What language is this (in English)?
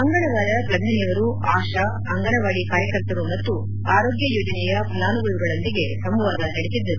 Kannada